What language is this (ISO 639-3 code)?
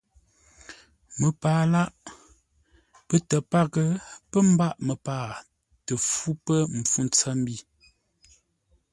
nla